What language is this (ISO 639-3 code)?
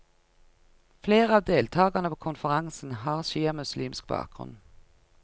nor